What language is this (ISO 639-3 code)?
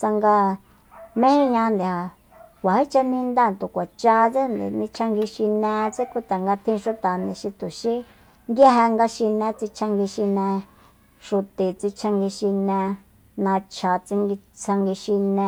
vmp